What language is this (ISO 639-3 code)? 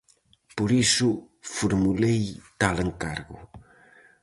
glg